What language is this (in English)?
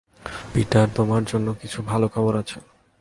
Bangla